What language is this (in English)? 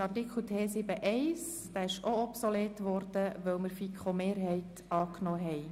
Swiss German